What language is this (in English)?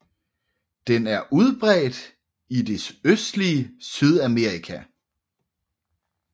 Danish